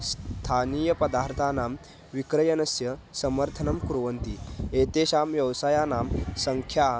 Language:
Sanskrit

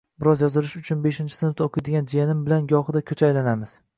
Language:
Uzbek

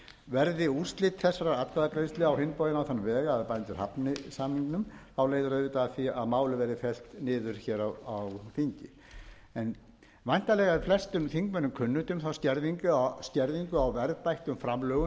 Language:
Icelandic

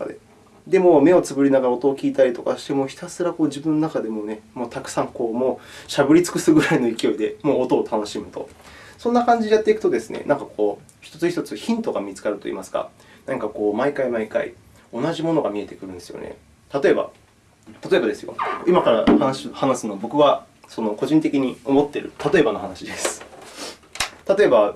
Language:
Japanese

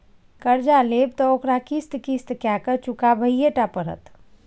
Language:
Maithili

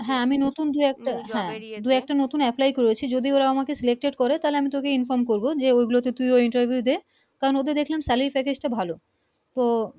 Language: Bangla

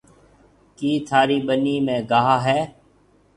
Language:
Marwari (Pakistan)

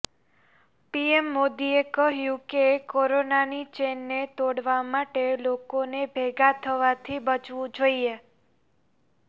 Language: Gujarati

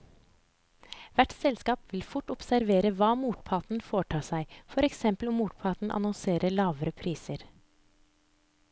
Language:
Norwegian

